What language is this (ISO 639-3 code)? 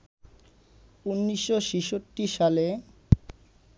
ben